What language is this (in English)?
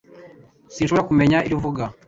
Kinyarwanda